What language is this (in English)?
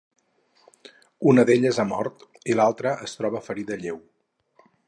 Catalan